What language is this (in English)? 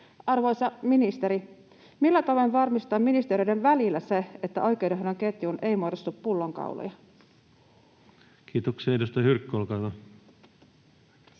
Finnish